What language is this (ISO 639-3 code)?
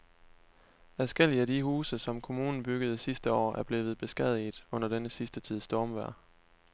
dan